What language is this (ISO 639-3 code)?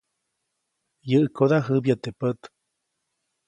zoc